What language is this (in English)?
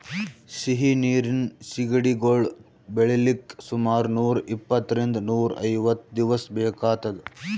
Kannada